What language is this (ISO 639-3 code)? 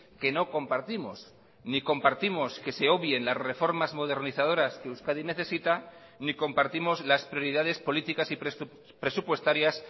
spa